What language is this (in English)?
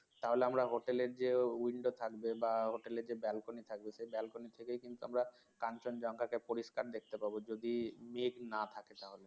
Bangla